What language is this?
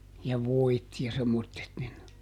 Finnish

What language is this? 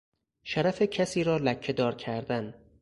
Persian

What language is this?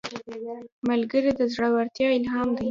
Pashto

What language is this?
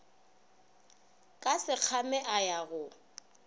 Northern Sotho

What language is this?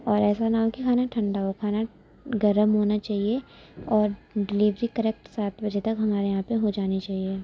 Urdu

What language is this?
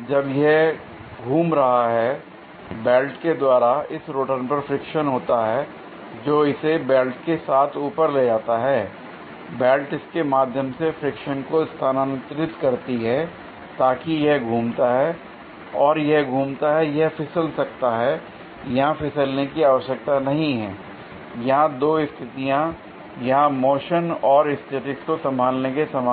Hindi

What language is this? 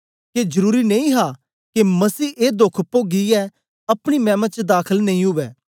Dogri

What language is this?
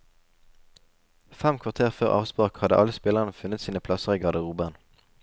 Norwegian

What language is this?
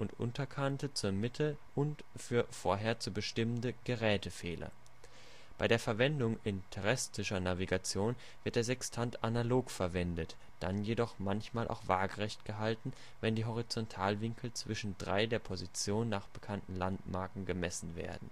German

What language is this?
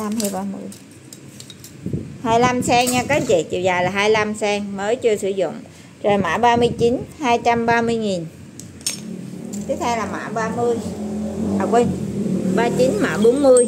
Vietnamese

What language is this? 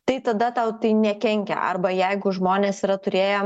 Lithuanian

